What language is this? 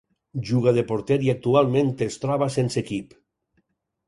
Catalan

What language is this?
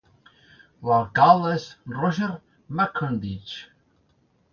Catalan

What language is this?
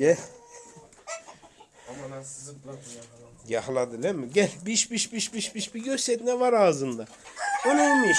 Turkish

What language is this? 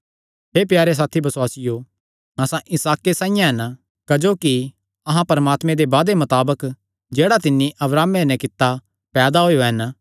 Kangri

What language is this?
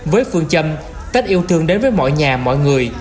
Vietnamese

